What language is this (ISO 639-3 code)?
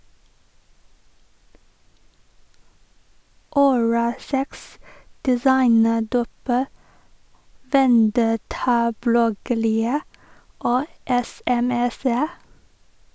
nor